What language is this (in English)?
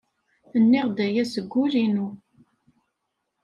Kabyle